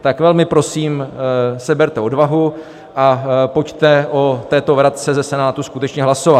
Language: Czech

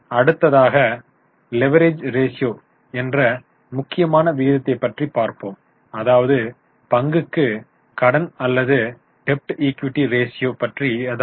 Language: Tamil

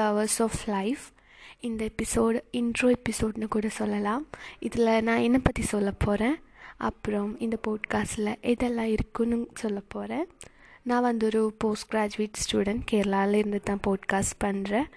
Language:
Tamil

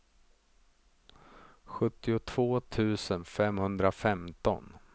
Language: Swedish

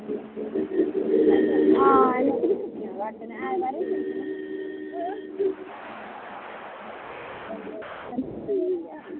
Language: Dogri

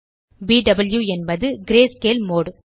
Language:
Tamil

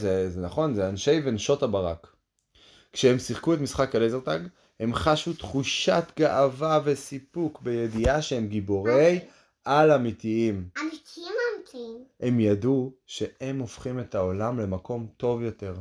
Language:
Hebrew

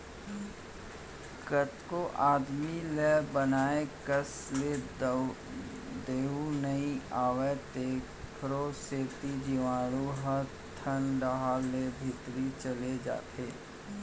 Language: Chhattisgarhi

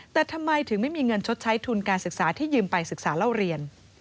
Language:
Thai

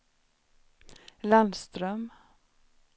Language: Swedish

